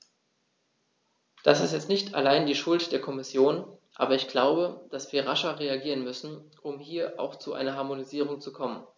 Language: German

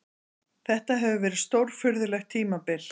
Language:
Icelandic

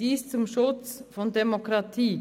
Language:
Swiss German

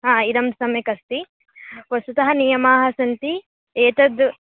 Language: Sanskrit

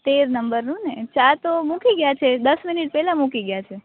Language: Gujarati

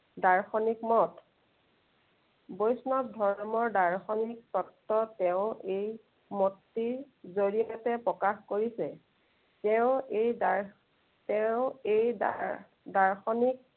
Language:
Assamese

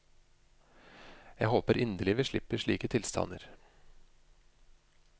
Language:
Norwegian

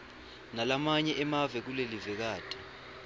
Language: Swati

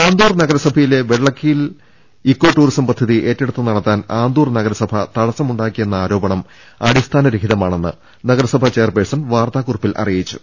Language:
Malayalam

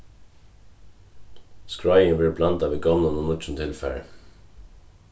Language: Faroese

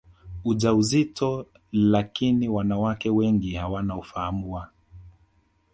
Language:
Swahili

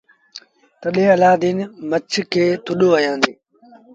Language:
Sindhi Bhil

